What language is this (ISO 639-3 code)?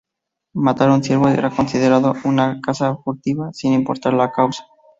spa